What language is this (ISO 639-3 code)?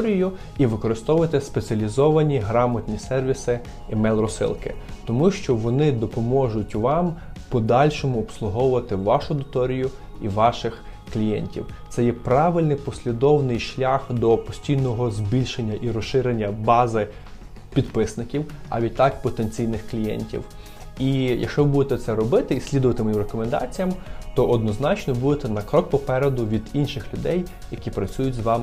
ukr